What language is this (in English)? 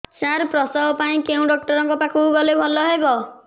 Odia